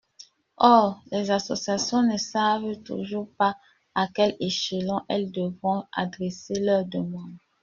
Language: French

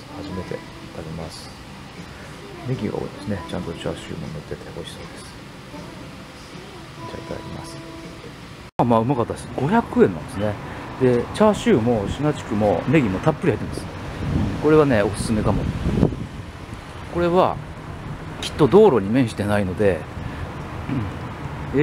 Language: Japanese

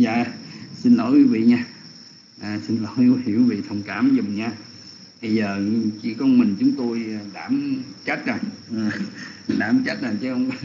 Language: Vietnamese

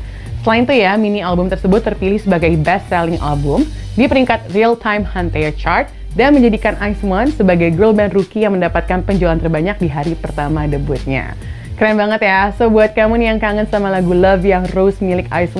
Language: Indonesian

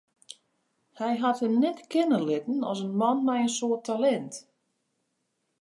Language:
Western Frisian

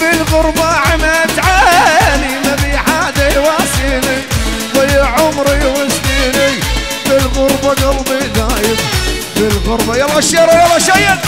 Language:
Arabic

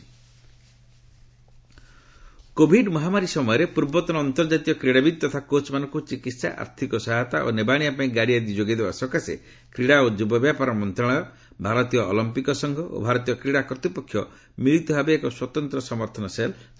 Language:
Odia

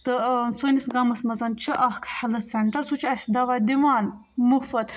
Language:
Kashmiri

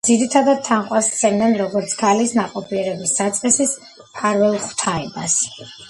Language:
Georgian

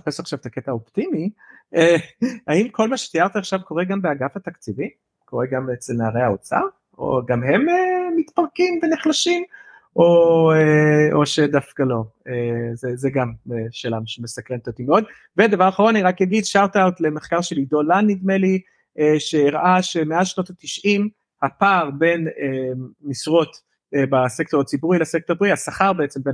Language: Hebrew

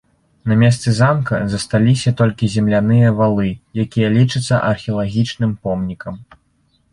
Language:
Belarusian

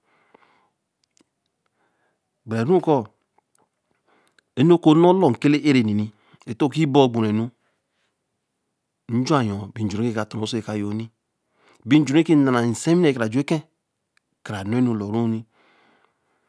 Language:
Eleme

